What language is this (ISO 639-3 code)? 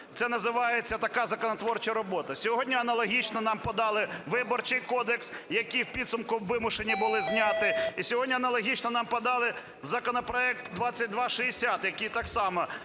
ukr